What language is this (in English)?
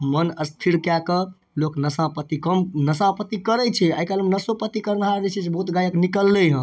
Maithili